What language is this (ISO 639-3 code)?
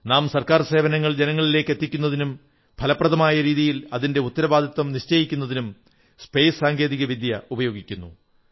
mal